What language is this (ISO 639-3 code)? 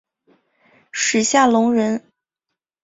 zho